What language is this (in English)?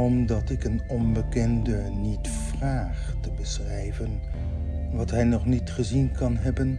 Dutch